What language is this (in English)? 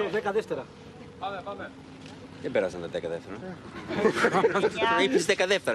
Greek